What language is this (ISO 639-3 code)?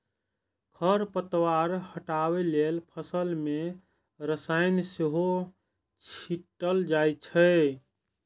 mai